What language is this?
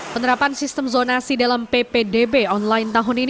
Indonesian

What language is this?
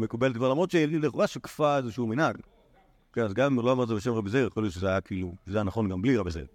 Hebrew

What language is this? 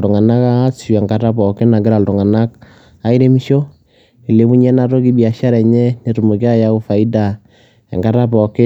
Masai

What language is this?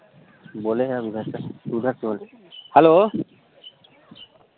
Hindi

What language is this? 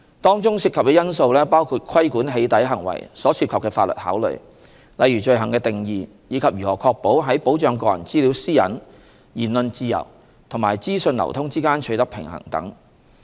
Cantonese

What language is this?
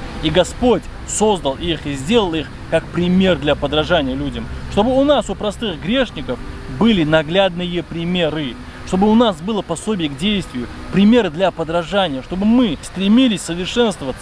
Russian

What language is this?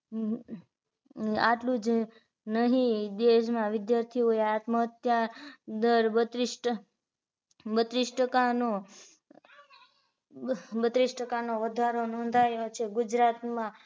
Gujarati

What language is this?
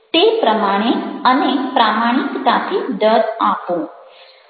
Gujarati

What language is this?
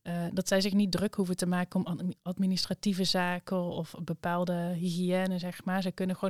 Dutch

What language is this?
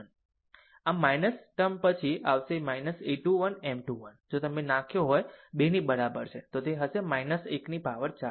Gujarati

